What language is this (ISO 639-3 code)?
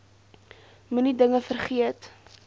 afr